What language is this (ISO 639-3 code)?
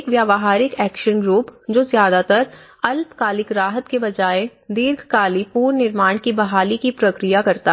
hin